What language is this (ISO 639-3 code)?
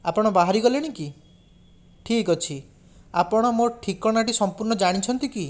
ori